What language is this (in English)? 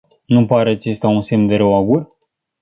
Romanian